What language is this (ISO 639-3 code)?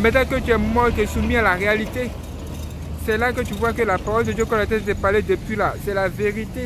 fra